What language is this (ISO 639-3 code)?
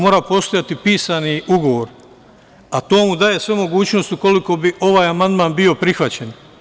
srp